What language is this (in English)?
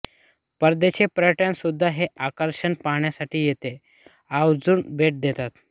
Marathi